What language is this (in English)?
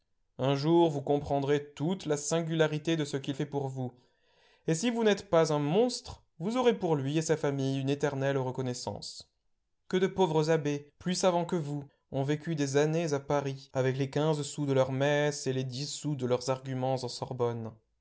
French